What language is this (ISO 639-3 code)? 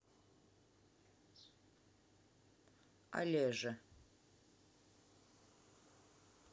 rus